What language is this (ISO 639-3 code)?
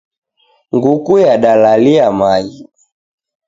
dav